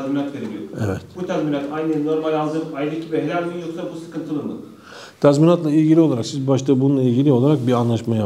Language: Turkish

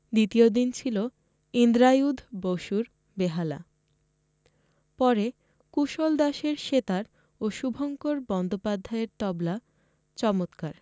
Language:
Bangla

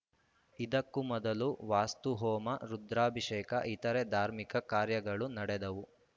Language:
Kannada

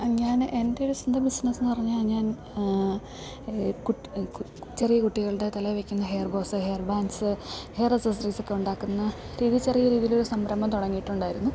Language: Malayalam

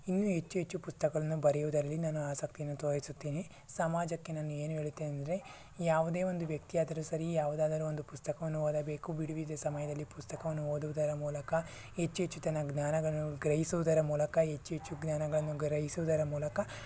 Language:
Kannada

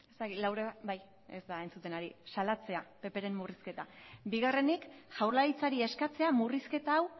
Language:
Basque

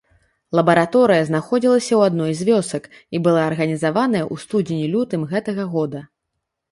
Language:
Belarusian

